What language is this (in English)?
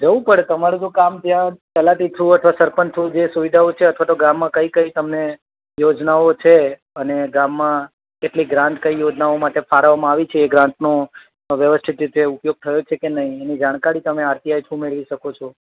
Gujarati